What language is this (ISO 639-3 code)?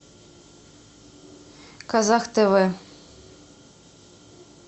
rus